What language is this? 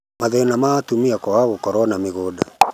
Kikuyu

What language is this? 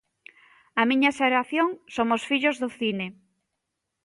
Galician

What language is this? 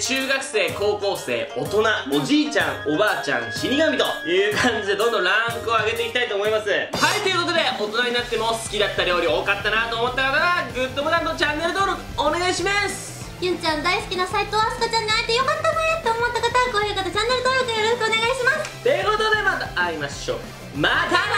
Japanese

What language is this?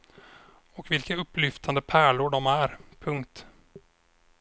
Swedish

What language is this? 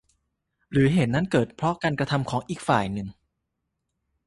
Thai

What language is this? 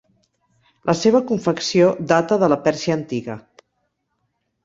Catalan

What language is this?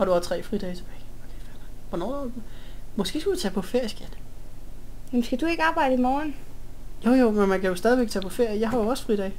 Danish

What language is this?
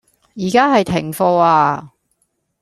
Cantonese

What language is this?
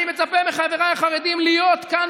Hebrew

